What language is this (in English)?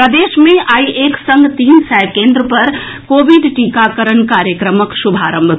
Maithili